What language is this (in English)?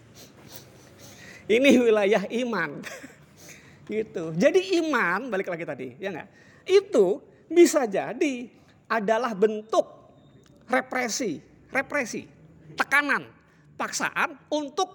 Indonesian